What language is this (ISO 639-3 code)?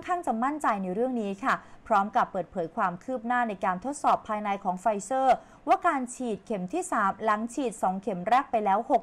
tha